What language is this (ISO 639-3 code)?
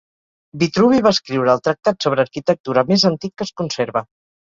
cat